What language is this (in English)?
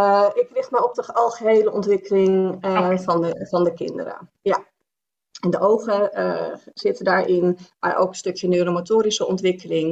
Dutch